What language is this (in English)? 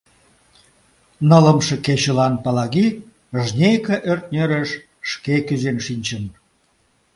Mari